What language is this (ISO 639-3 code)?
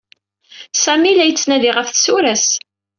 kab